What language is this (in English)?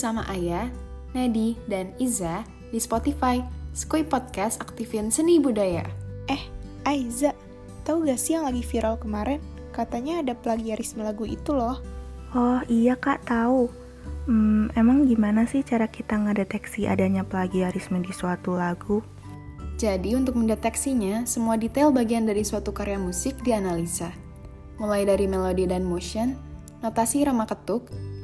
Indonesian